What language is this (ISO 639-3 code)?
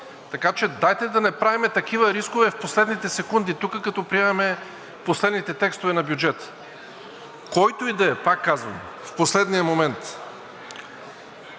bul